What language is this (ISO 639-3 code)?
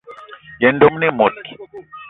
eto